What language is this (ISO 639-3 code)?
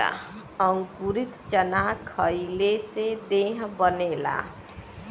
bho